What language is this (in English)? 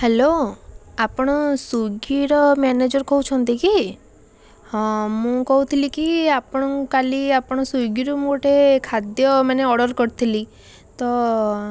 Odia